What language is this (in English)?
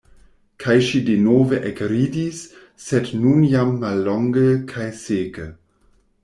Esperanto